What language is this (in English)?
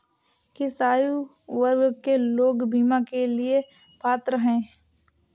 Hindi